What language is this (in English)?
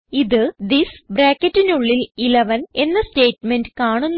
Malayalam